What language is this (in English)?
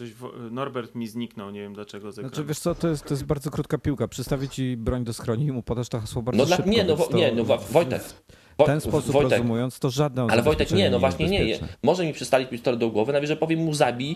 Polish